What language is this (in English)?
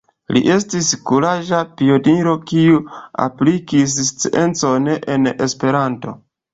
Esperanto